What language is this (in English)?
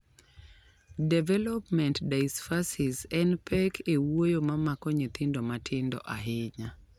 Luo (Kenya and Tanzania)